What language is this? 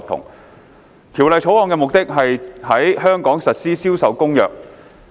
Cantonese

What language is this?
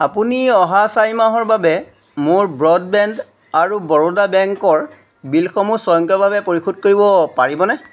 Assamese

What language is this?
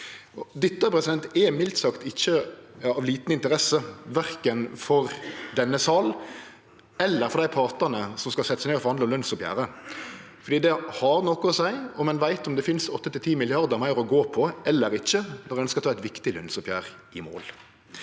Norwegian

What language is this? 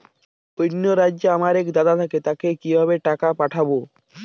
Bangla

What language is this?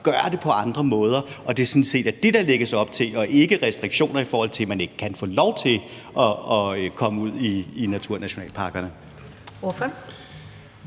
Danish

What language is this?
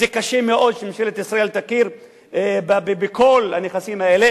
Hebrew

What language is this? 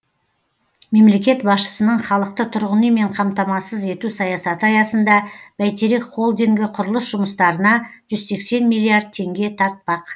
Kazakh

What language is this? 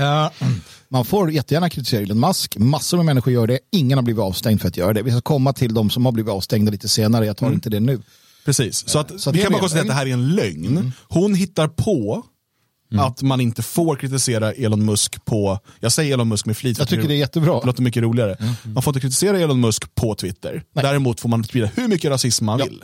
Swedish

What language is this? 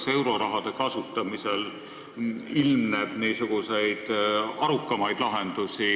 Estonian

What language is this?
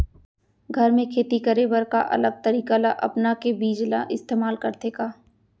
Chhattisgarhi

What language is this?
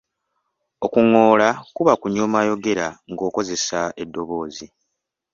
Ganda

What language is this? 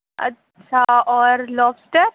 Urdu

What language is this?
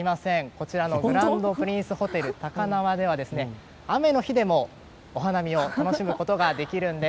Japanese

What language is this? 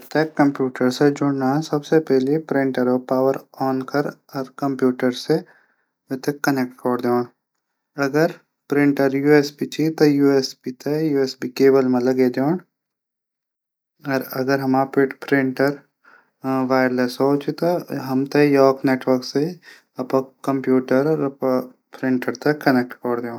Garhwali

